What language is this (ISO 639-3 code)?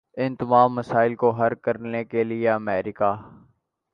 urd